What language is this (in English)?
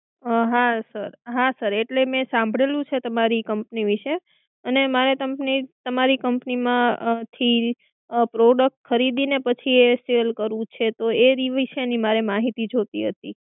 Gujarati